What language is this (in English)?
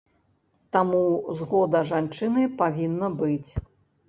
Belarusian